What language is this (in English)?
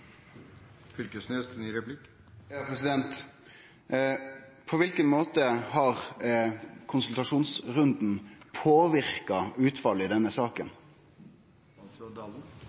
Norwegian Nynorsk